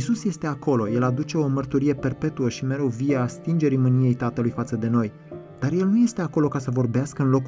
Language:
Romanian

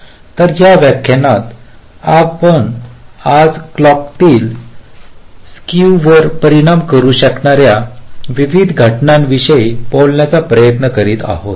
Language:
Marathi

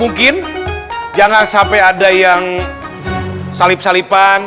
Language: Indonesian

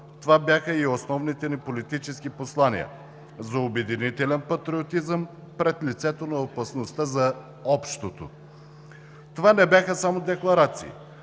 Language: Bulgarian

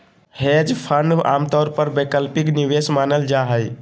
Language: Magahi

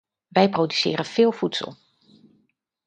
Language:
Dutch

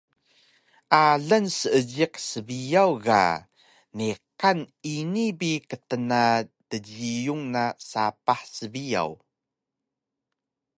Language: Taroko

